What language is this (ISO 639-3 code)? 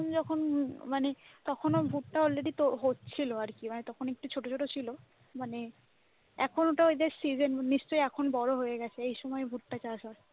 ben